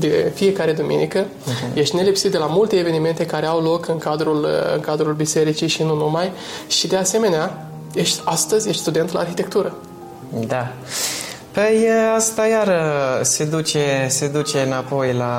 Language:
Romanian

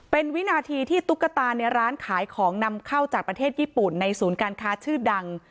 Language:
Thai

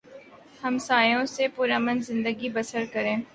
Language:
Urdu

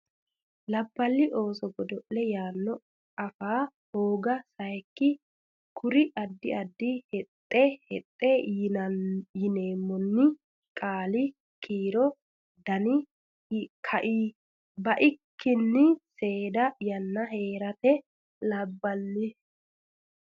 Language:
Sidamo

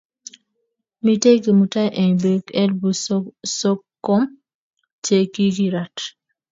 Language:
Kalenjin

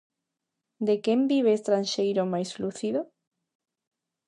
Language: Galician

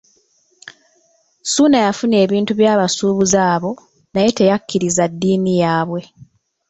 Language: Ganda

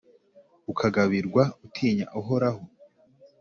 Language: Kinyarwanda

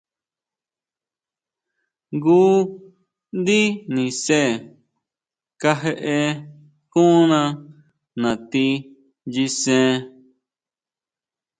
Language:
Huautla Mazatec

